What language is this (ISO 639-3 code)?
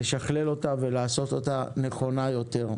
heb